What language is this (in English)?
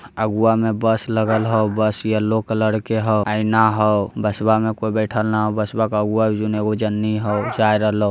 Magahi